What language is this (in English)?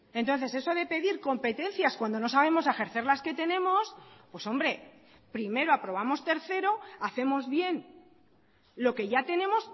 Spanish